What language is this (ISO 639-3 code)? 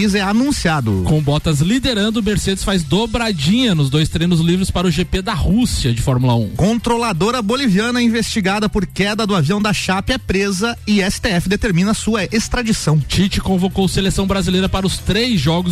por